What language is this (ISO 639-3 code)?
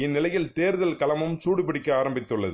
tam